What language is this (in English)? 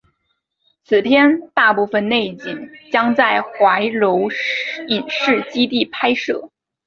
Chinese